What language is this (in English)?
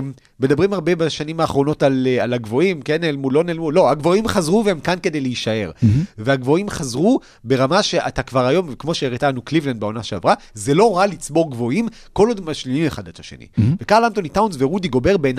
Hebrew